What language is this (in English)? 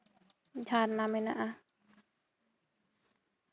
Santali